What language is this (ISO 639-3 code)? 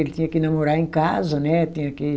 por